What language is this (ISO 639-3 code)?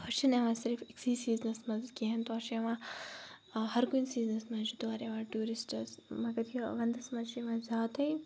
kas